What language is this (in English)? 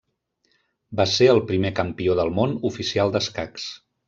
Catalan